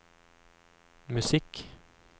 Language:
Norwegian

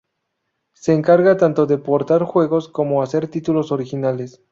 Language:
Spanish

